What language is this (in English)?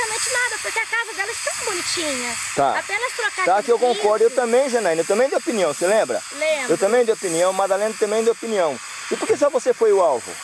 Portuguese